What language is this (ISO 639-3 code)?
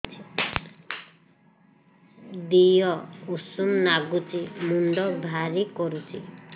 ori